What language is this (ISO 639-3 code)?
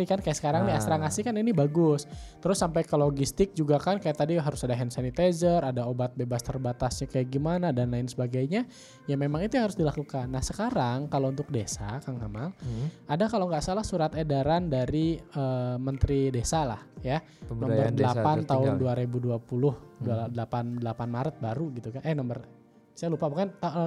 ind